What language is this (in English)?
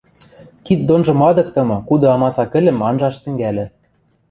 Western Mari